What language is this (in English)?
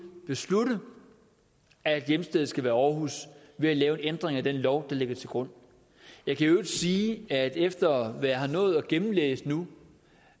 Danish